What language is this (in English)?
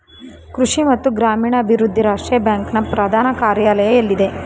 Kannada